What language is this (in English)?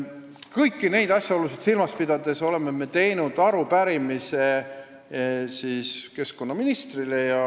Estonian